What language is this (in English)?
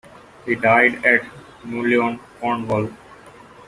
English